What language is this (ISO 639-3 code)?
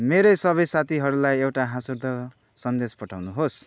nep